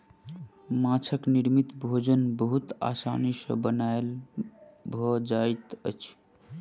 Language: Maithili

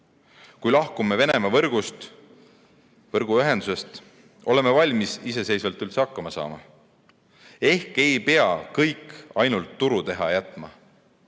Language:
Estonian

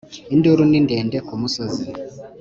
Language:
Kinyarwanda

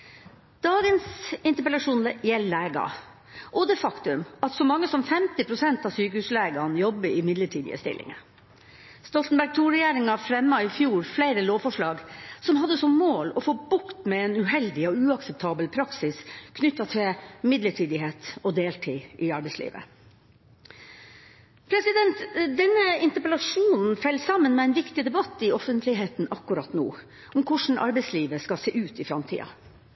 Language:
Norwegian Bokmål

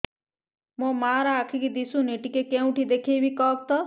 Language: Odia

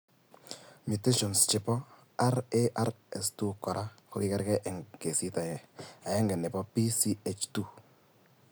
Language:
Kalenjin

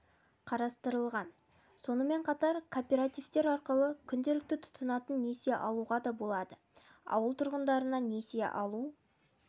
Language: Kazakh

